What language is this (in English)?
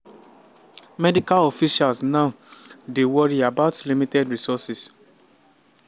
Nigerian Pidgin